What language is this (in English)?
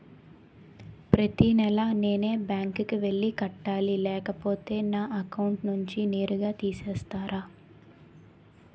Telugu